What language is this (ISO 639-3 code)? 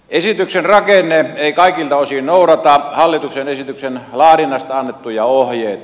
fin